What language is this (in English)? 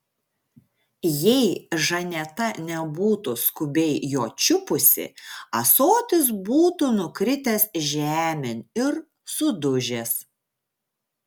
Lithuanian